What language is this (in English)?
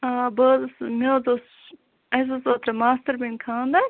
Kashmiri